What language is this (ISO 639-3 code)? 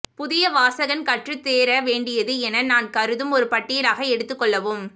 tam